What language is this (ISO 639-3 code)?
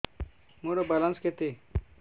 ori